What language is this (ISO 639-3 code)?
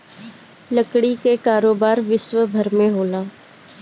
bho